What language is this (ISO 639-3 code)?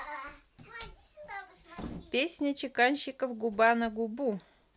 rus